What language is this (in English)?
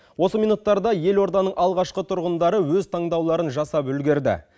Kazakh